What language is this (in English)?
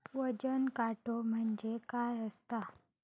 Marathi